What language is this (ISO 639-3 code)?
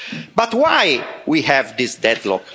eng